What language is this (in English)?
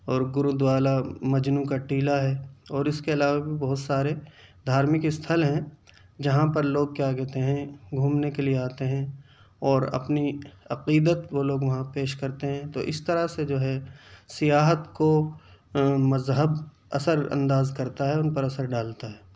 Urdu